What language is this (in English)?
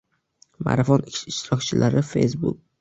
Uzbek